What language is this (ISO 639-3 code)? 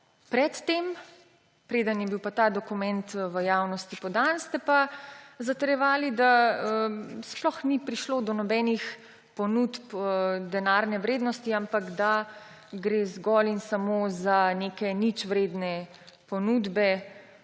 slv